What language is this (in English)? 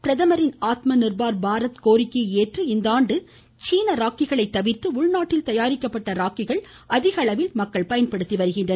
Tamil